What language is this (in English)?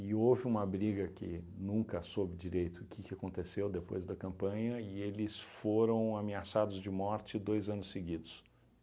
Portuguese